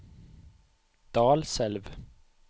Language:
Norwegian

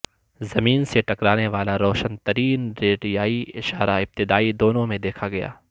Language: Urdu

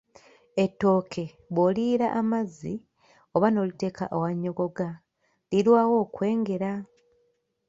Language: Ganda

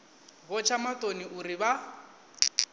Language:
Venda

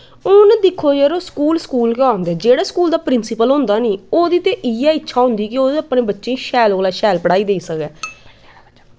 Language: Dogri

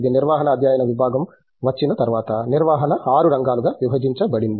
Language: Telugu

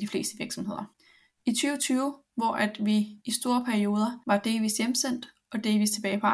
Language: Danish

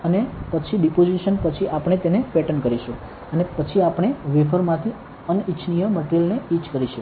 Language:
Gujarati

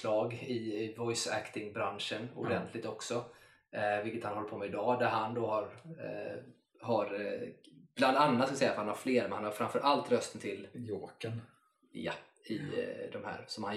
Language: Swedish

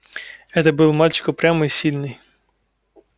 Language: Russian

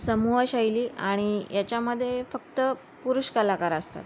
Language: Marathi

